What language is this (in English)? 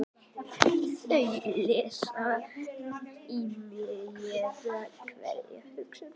Icelandic